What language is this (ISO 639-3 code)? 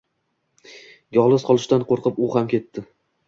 uzb